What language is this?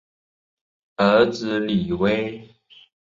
Chinese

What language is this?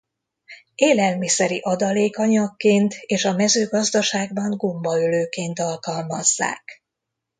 Hungarian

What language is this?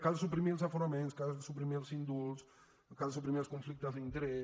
Catalan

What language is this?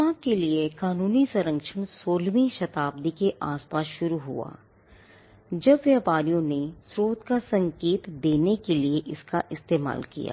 Hindi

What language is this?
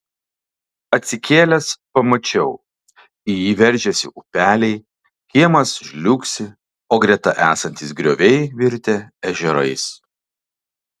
Lithuanian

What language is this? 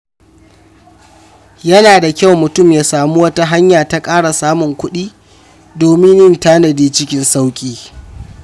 Hausa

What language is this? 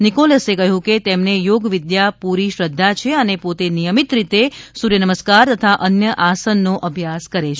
Gujarati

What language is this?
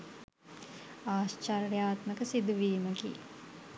Sinhala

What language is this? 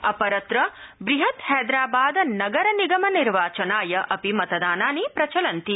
Sanskrit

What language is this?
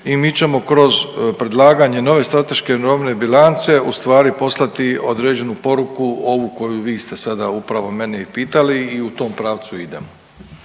Croatian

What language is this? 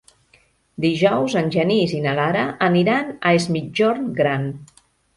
Catalan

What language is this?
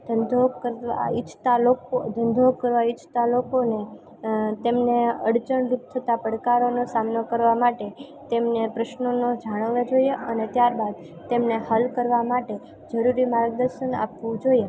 Gujarati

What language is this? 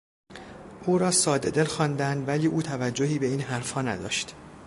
Persian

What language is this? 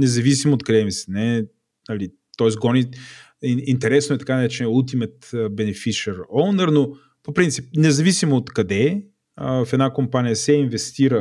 Bulgarian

